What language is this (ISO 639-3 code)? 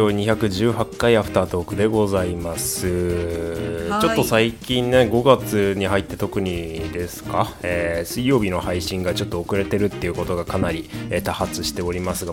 jpn